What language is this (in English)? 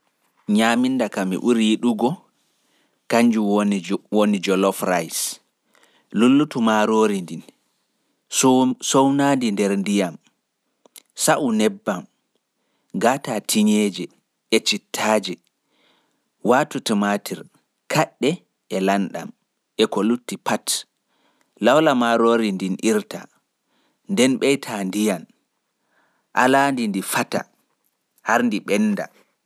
Fula